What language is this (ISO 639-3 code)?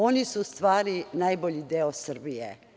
srp